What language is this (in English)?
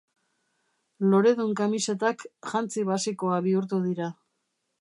Basque